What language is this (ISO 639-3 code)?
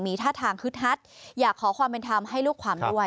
tha